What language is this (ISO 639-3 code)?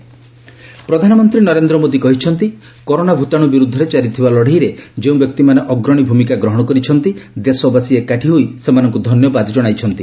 ori